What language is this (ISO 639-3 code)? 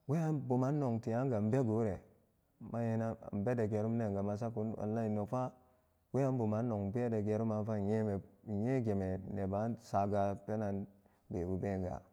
ccg